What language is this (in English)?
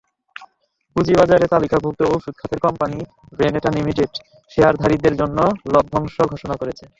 Bangla